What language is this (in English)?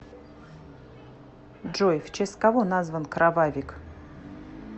Russian